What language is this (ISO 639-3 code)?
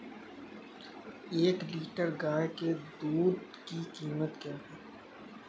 hin